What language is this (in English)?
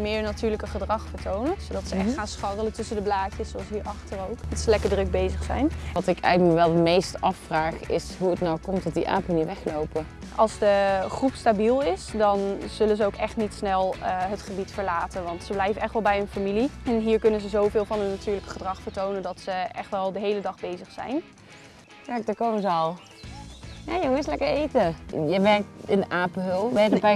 Dutch